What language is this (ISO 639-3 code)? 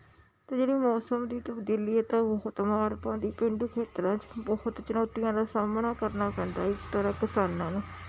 pan